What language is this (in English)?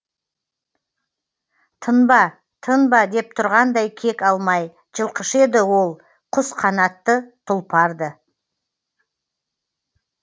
Kazakh